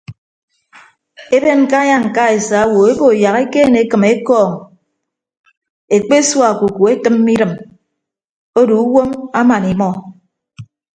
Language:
Ibibio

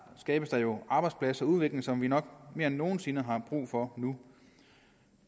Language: Danish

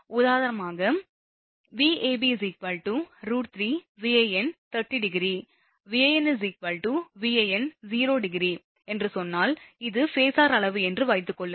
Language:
Tamil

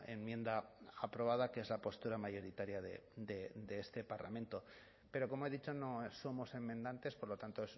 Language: Spanish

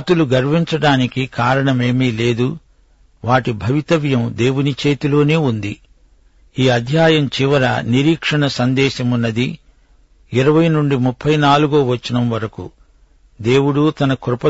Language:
Telugu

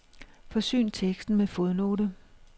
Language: Danish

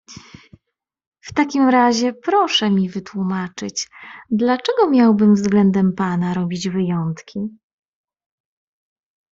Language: Polish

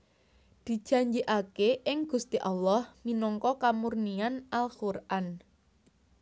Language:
Javanese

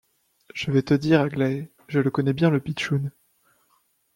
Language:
French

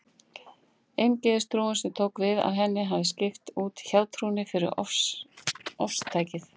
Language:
Icelandic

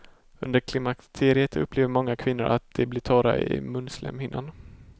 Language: Swedish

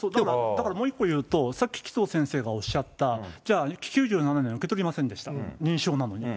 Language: Japanese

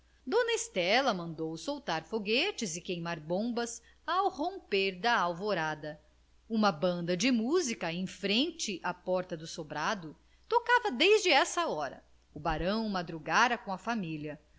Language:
Portuguese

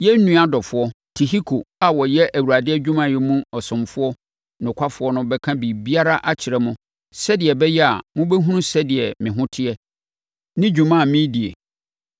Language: Akan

